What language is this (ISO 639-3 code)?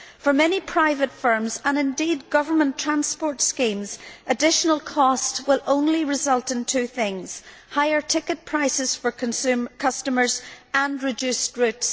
eng